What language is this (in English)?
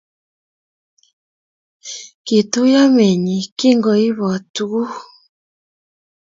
Kalenjin